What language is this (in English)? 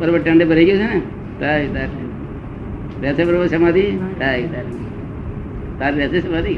Gujarati